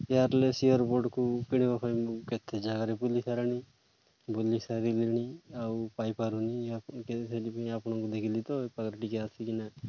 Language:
Odia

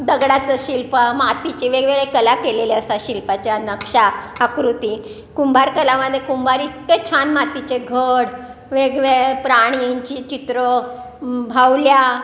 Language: Marathi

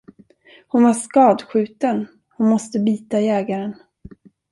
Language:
Swedish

